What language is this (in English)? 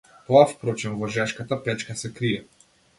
Macedonian